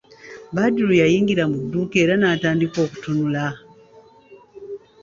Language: Ganda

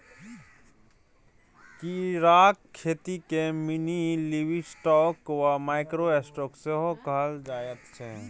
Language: Maithili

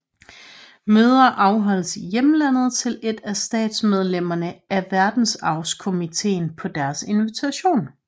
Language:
Danish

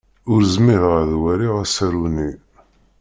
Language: Kabyle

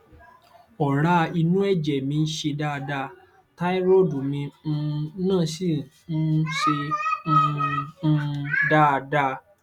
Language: Yoruba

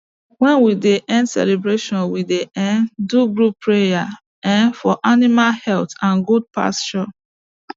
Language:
Nigerian Pidgin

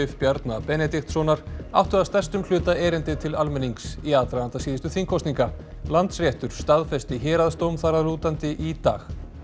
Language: Icelandic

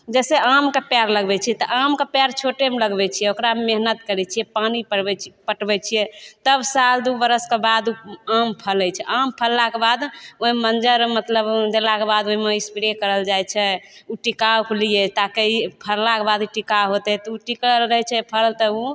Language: Maithili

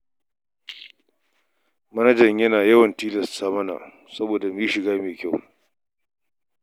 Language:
Hausa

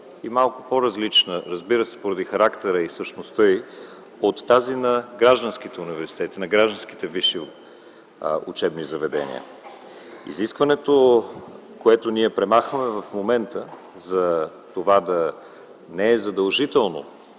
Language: Bulgarian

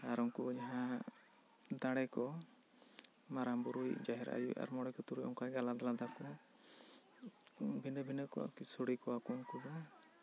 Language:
Santali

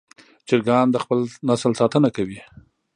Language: Pashto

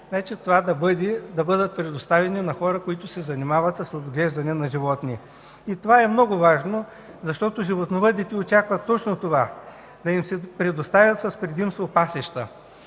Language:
Bulgarian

